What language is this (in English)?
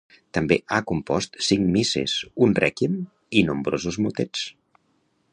Catalan